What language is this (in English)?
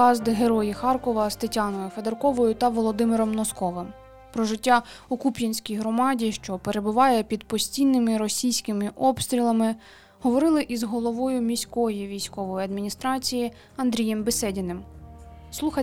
Ukrainian